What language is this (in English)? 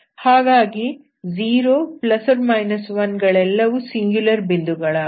Kannada